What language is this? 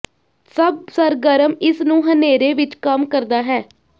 Punjabi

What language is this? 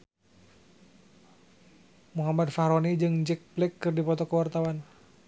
Sundanese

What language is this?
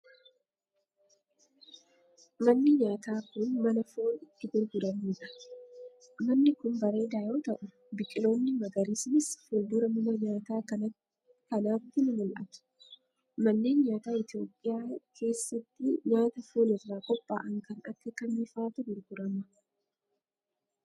Oromo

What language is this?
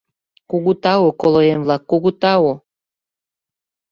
Mari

